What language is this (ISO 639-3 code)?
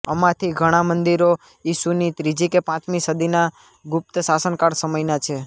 guj